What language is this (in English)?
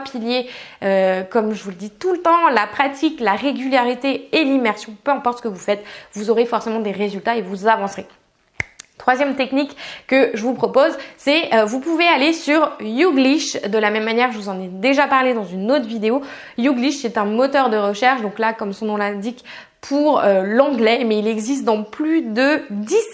French